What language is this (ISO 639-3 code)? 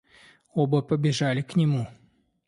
rus